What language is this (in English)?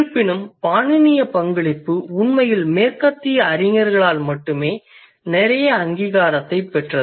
Tamil